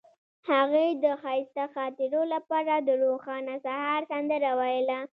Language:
Pashto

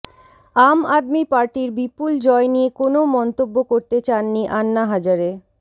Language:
Bangla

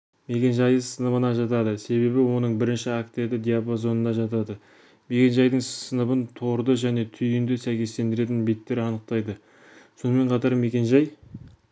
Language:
Kazakh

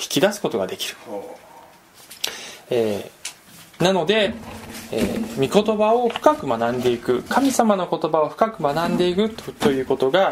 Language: Japanese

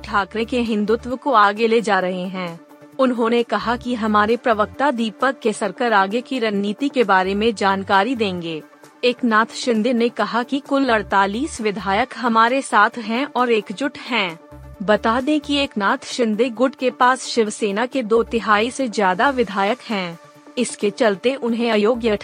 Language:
Hindi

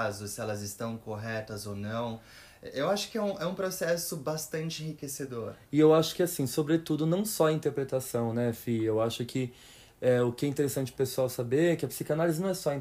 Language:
Portuguese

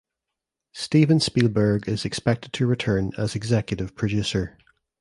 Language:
English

